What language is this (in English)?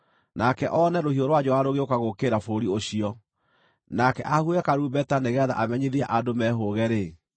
Kikuyu